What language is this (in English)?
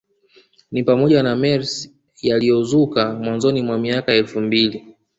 Swahili